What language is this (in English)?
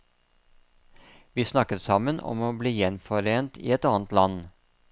Norwegian